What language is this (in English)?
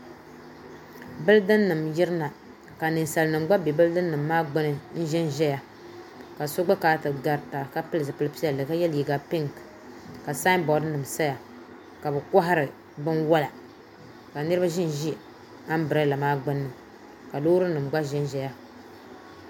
Dagbani